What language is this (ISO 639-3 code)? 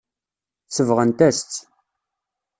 kab